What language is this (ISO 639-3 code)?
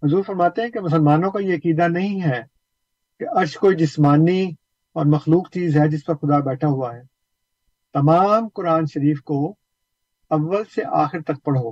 urd